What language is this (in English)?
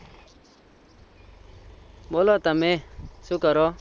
Gujarati